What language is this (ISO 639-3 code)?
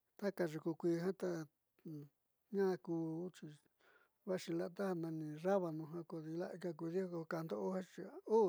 mxy